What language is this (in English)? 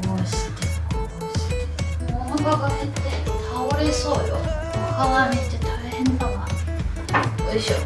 Japanese